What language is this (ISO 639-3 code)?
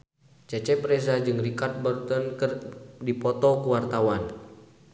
sun